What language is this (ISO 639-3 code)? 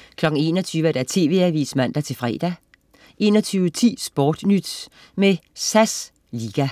dan